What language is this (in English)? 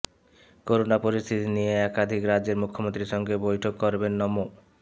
Bangla